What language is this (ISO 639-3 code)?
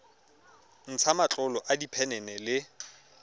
tsn